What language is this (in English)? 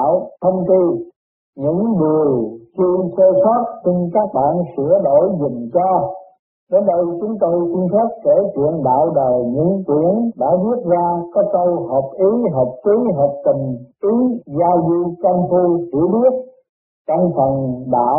Vietnamese